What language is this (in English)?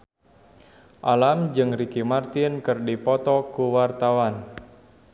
Sundanese